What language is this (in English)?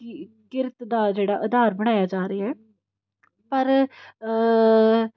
Punjabi